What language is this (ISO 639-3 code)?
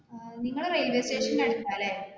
mal